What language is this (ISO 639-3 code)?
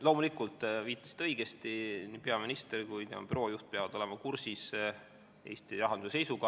est